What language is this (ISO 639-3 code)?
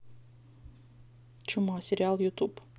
rus